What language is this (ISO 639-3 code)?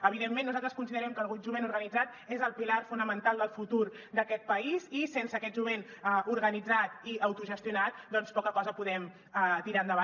cat